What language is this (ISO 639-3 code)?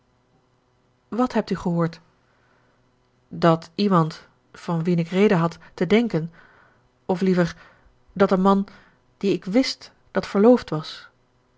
nld